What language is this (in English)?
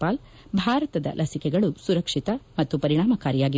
Kannada